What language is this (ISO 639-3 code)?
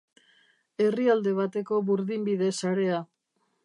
eus